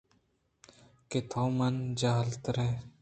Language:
Eastern Balochi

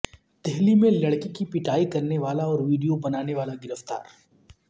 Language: Urdu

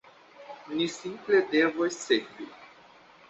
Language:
Esperanto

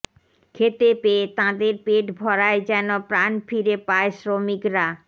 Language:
Bangla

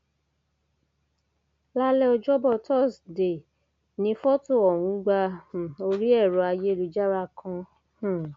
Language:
Yoruba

